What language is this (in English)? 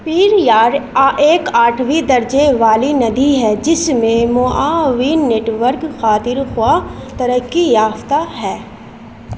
Urdu